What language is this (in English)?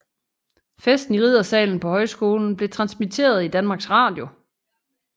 Danish